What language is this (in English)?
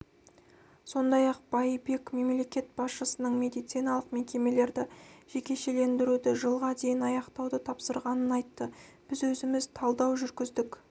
Kazakh